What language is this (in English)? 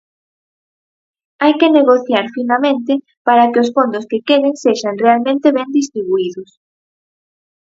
Galician